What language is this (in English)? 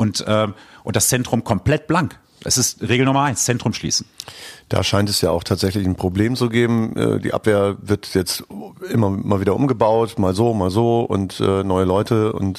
German